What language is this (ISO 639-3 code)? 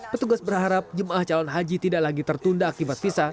ind